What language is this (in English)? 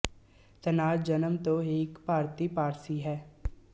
Punjabi